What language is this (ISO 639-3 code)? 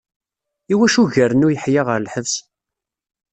kab